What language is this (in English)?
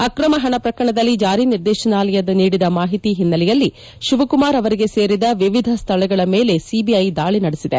Kannada